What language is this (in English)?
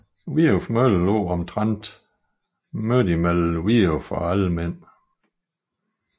Danish